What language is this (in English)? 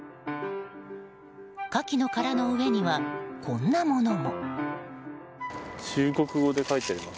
Japanese